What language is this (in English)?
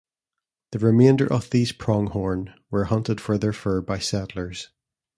English